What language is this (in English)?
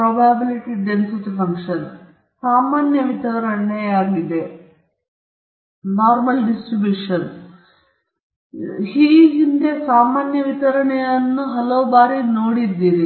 Kannada